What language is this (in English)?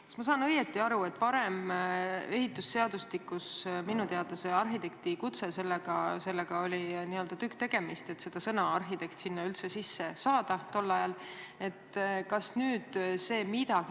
Estonian